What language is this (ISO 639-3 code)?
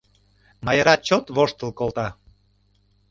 chm